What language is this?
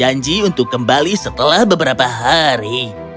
Indonesian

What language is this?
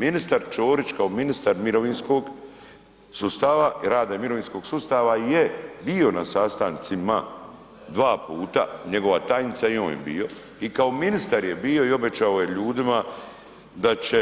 Croatian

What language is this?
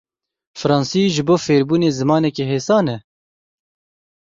Kurdish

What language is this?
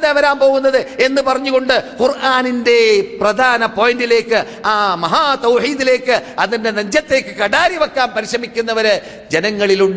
Malayalam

